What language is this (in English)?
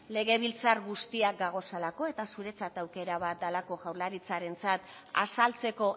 Basque